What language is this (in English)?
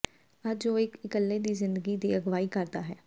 Punjabi